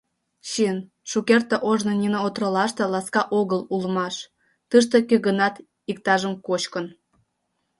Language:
Mari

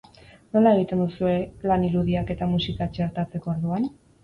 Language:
Basque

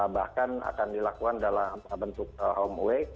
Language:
Indonesian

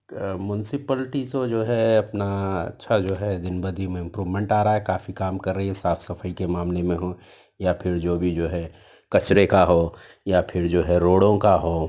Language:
Urdu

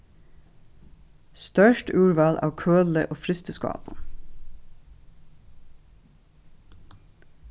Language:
Faroese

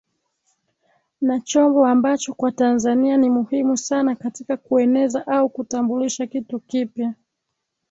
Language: Swahili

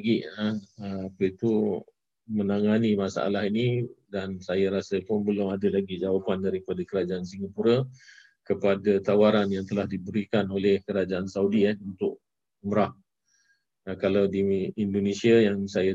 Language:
Malay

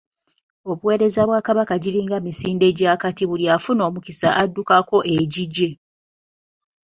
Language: Ganda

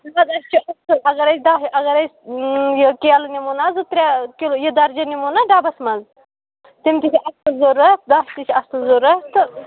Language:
Kashmiri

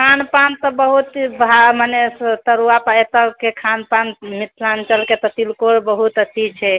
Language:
Maithili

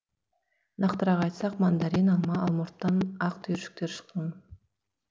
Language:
Kazakh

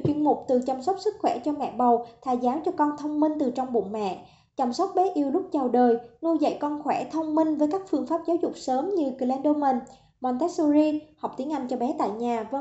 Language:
Vietnamese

